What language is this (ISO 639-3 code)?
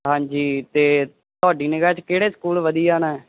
pan